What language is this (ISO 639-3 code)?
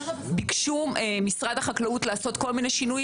heb